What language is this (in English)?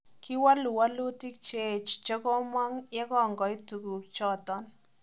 Kalenjin